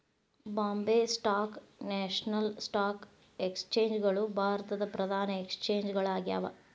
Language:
Kannada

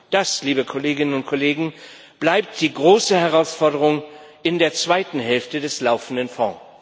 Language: German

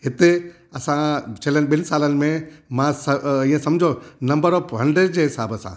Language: Sindhi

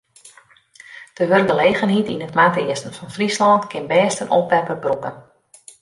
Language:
Western Frisian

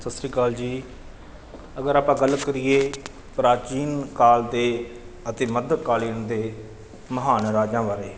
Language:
Punjabi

